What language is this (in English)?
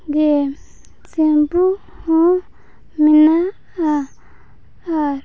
Santali